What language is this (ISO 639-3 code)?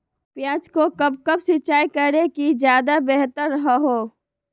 mag